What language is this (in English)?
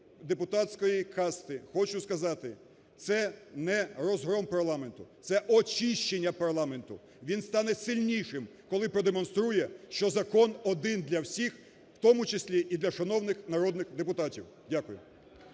Ukrainian